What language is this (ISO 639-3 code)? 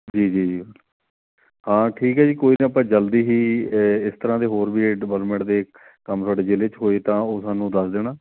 pan